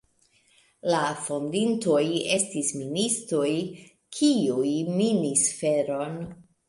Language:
Esperanto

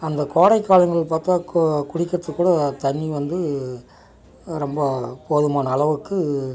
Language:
Tamil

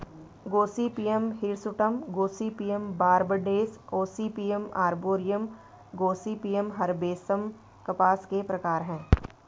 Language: Hindi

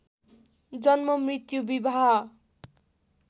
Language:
Nepali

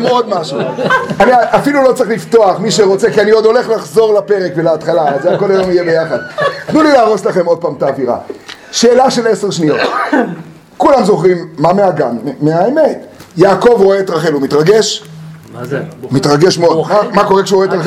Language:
Hebrew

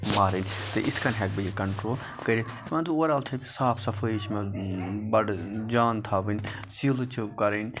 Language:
Kashmiri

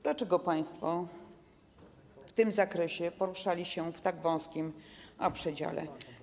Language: Polish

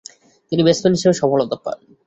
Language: Bangla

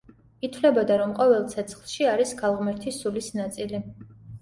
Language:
Georgian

